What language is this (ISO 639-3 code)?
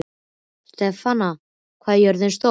isl